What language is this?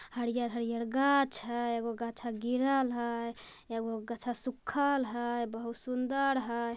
Magahi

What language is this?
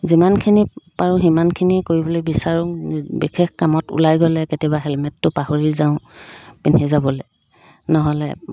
Assamese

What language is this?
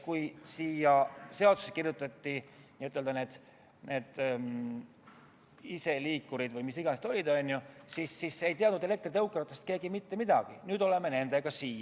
Estonian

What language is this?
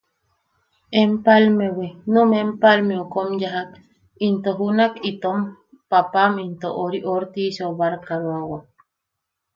Yaqui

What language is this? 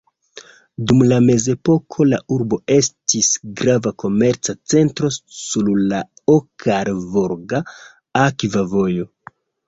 Esperanto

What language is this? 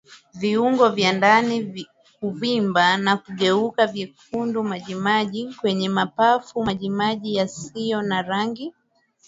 Swahili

